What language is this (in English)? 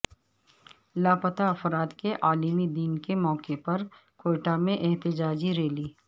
Urdu